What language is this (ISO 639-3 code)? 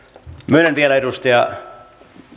fin